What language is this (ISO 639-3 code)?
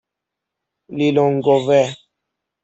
fas